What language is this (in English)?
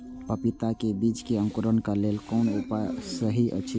Maithili